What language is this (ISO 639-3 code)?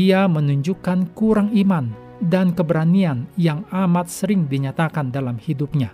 ind